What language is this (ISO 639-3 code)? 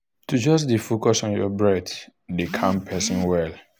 pcm